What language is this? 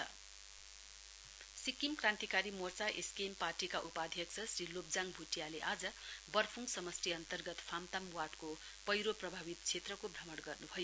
Nepali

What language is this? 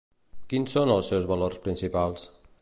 Catalan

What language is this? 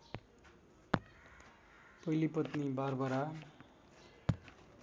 Nepali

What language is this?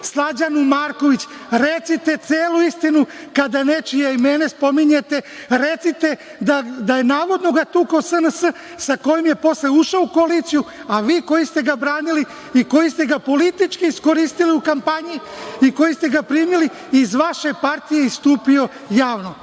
Serbian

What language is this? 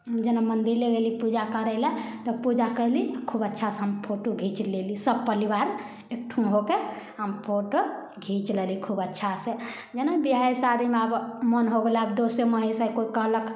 Maithili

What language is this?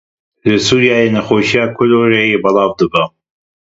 Kurdish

